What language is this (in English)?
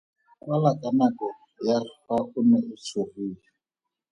Tswana